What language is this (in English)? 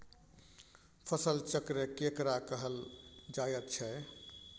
Maithili